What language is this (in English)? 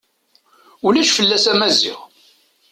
Kabyle